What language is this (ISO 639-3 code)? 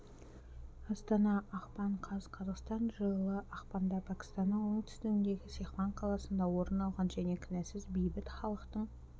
kaz